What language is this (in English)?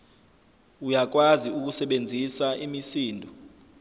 Zulu